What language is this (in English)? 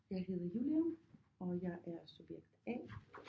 Danish